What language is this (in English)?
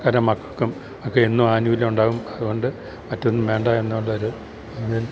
Malayalam